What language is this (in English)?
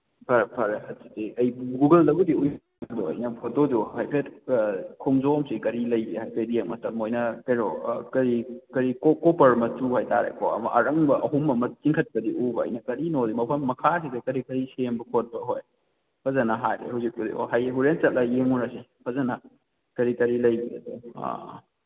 Manipuri